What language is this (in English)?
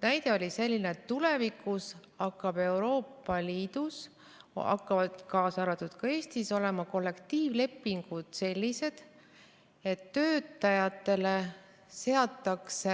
Estonian